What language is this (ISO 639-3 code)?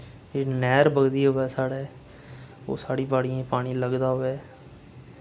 doi